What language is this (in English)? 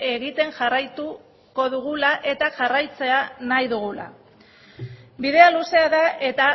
Basque